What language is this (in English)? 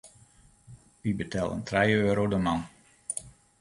Western Frisian